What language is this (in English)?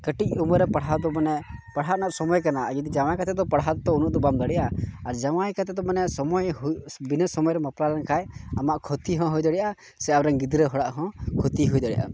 Santali